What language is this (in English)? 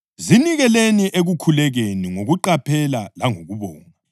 North Ndebele